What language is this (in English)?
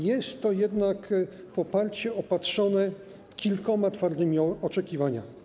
Polish